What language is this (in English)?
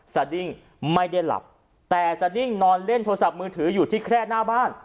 Thai